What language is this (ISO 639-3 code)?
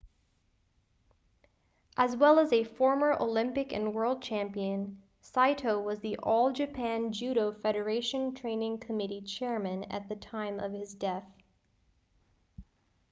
eng